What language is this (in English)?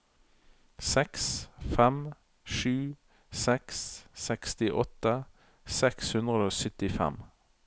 Norwegian